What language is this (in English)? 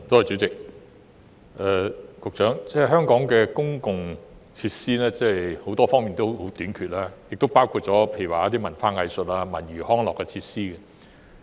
Cantonese